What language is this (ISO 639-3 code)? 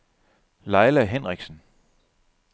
dan